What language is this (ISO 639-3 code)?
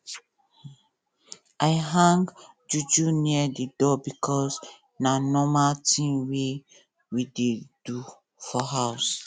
pcm